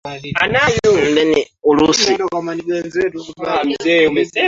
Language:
Swahili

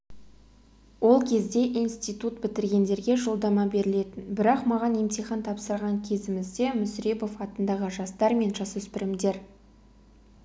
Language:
Kazakh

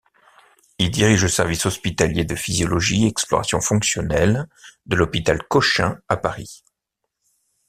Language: French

